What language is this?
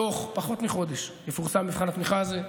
Hebrew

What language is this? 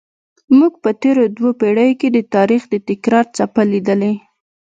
Pashto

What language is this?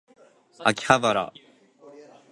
Japanese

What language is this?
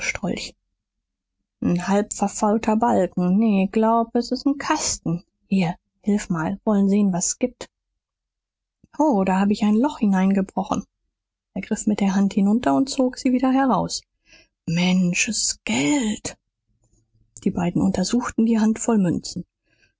German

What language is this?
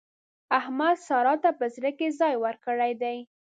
Pashto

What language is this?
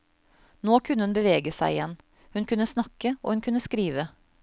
Norwegian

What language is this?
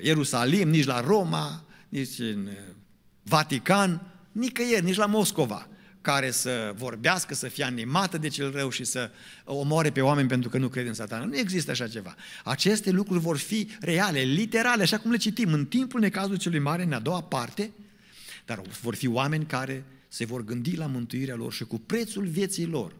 Romanian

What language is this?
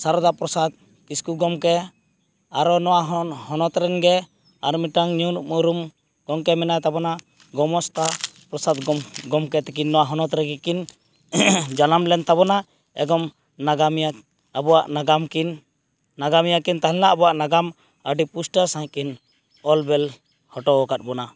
Santali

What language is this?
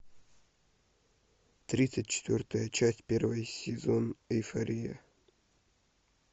Russian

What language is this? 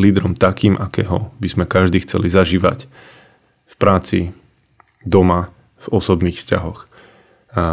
Slovak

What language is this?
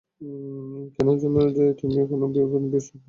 Bangla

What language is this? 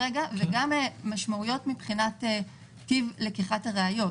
Hebrew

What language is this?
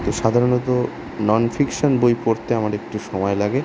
Bangla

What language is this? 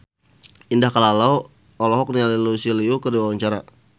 Sundanese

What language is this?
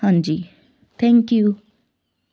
Punjabi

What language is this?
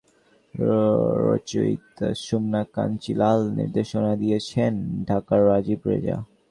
Bangla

